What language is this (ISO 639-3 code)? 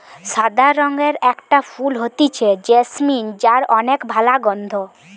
ben